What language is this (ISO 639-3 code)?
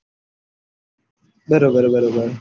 guj